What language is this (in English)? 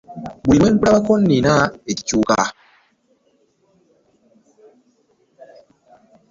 Ganda